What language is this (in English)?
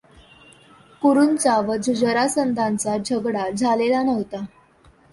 Marathi